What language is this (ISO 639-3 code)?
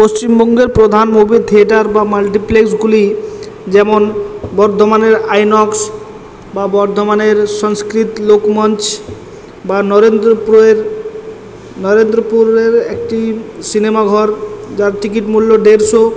ben